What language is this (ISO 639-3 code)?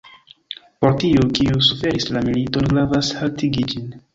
epo